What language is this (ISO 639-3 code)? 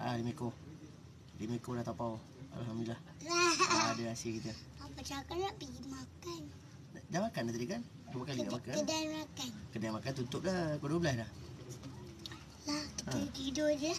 msa